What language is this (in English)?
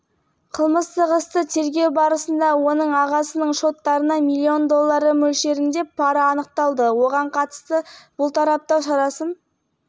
Kazakh